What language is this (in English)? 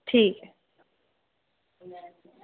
Dogri